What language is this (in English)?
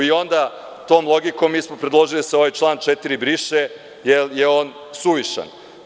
Serbian